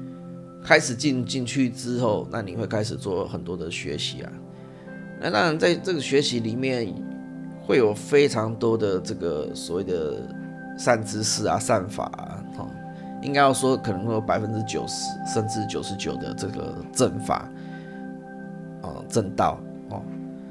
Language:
Chinese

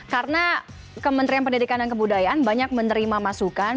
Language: Indonesian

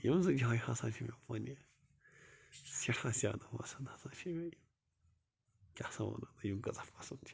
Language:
Kashmiri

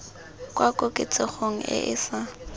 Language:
Tswana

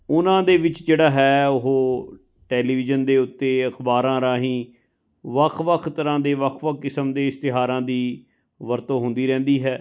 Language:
Punjabi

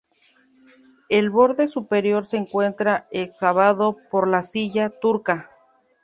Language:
Spanish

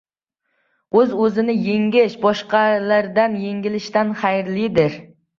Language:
Uzbek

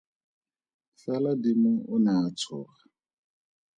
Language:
Tswana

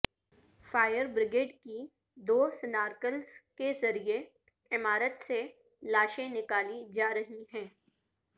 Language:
Urdu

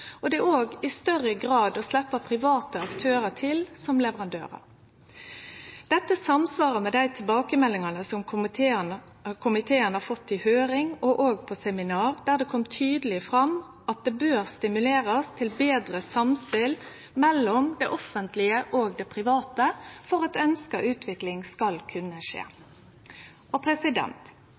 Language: Norwegian Nynorsk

